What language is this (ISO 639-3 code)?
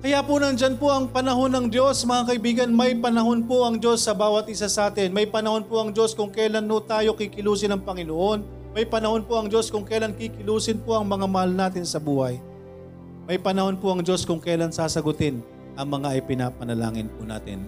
fil